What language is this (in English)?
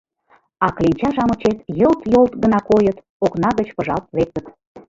Mari